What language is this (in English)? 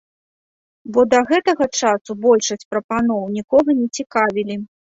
Belarusian